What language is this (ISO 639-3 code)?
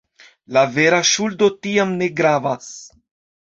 epo